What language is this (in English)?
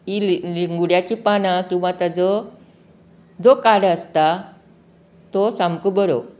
Konkani